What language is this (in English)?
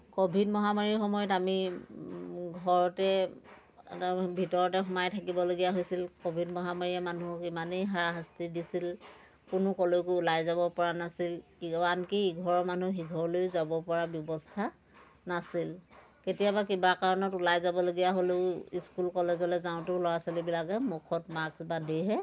Assamese